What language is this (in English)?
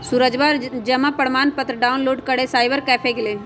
Magahi